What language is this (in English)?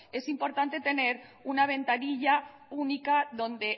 Spanish